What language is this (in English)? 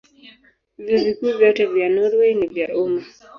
Swahili